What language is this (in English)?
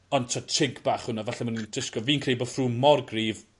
Welsh